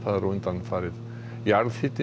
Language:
Icelandic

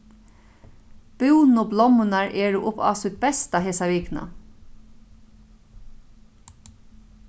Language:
Faroese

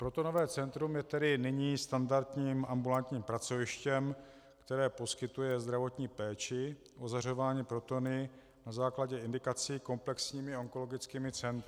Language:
Czech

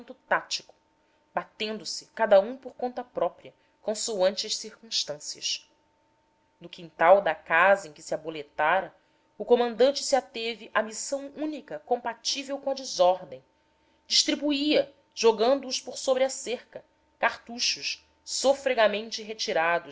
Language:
Portuguese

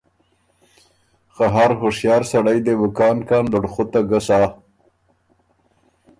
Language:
Ormuri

